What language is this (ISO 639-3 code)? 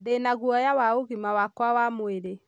kik